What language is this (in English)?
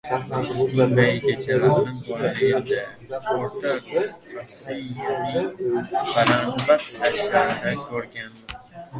Uzbek